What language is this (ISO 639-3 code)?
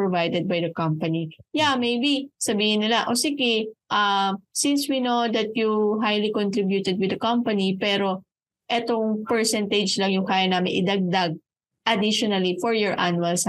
fil